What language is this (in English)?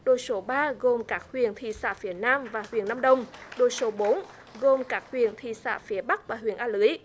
Vietnamese